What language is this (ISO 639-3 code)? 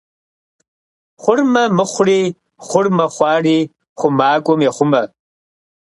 kbd